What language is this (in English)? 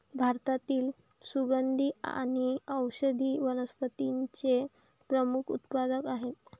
Marathi